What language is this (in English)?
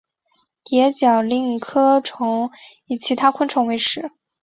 Chinese